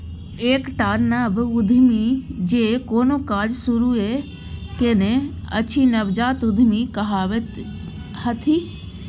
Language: Maithili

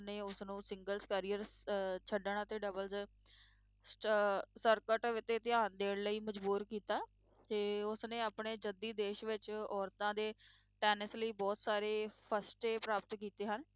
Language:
Punjabi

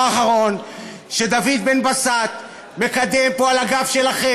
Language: Hebrew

